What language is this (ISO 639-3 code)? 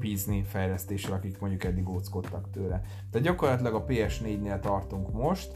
hun